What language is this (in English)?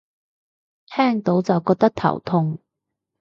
Cantonese